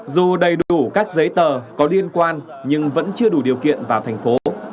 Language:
Vietnamese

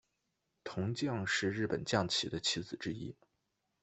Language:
Chinese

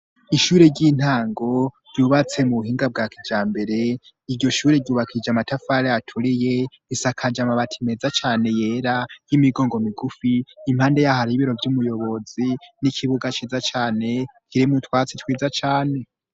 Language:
Rundi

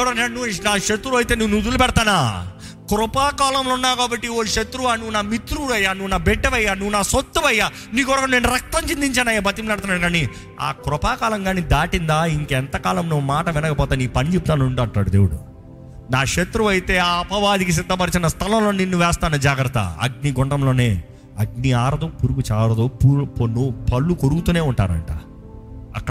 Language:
Telugu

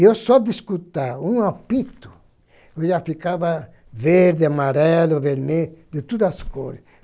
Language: Portuguese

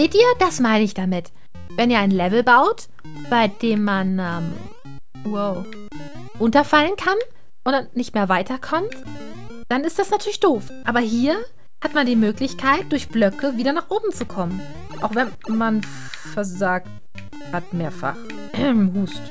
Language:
German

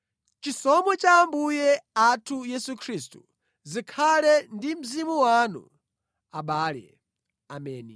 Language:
Nyanja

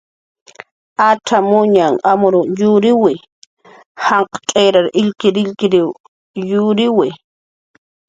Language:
Jaqaru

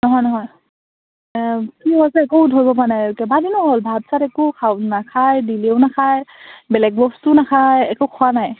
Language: Assamese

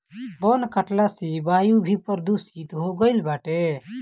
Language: Bhojpuri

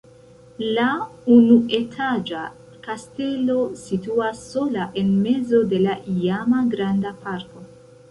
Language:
Esperanto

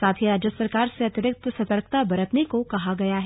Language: Hindi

